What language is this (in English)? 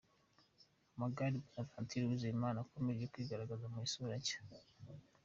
Kinyarwanda